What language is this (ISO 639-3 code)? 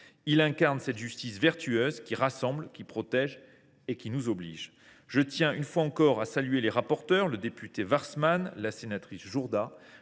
fra